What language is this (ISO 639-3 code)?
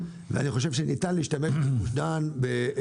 heb